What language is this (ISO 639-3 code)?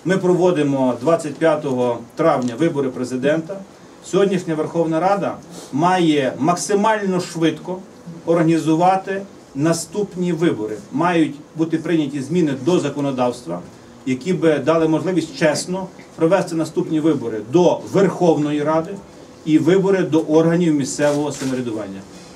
ukr